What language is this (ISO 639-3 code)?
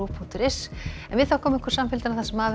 isl